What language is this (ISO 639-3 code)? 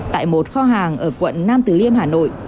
vie